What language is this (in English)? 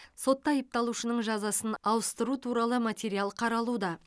Kazakh